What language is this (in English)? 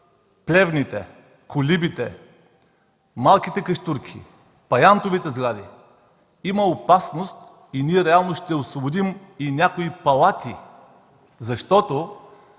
Bulgarian